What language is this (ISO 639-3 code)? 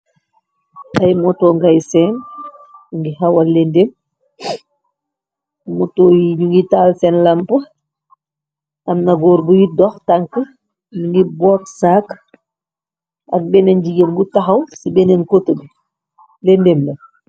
wol